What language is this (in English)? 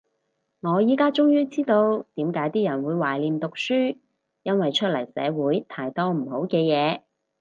Cantonese